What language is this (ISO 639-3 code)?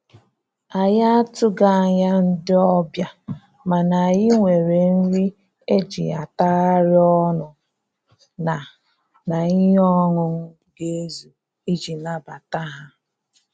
ibo